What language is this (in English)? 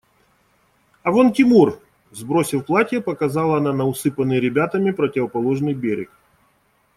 Russian